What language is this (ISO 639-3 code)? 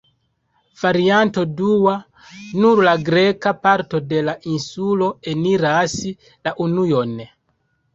epo